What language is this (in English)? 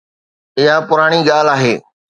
Sindhi